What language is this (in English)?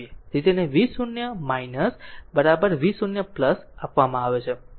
Gujarati